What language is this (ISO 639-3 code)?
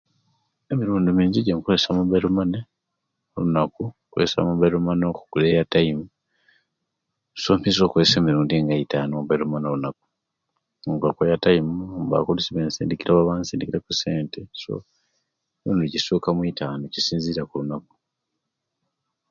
lke